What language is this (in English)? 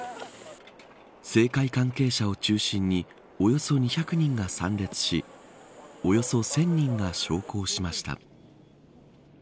Japanese